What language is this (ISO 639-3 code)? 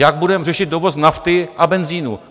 ces